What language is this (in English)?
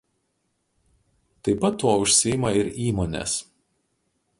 Lithuanian